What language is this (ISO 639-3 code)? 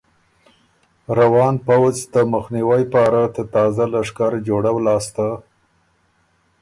oru